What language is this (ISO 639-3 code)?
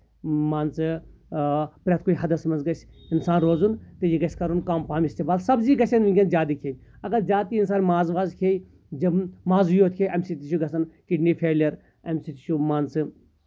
kas